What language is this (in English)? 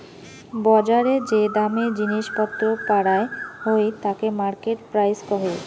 Bangla